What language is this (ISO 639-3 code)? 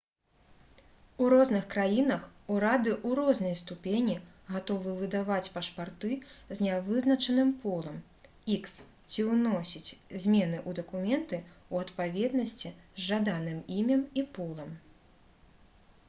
bel